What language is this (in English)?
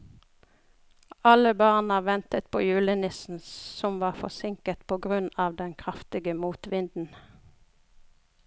Norwegian